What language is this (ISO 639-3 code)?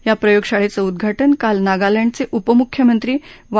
mar